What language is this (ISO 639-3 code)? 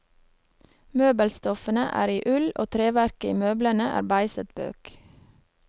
nor